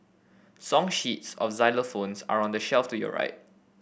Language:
English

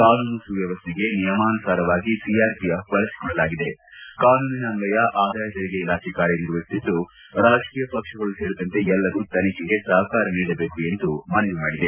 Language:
Kannada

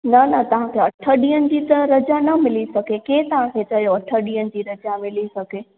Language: Sindhi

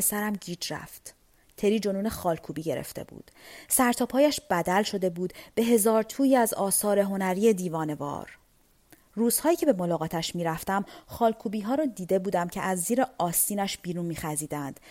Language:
Persian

